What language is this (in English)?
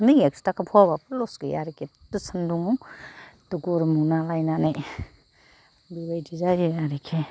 Bodo